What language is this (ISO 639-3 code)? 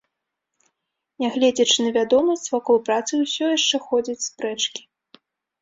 bel